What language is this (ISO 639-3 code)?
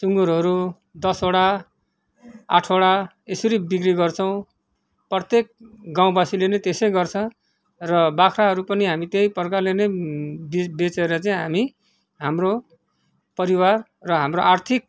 nep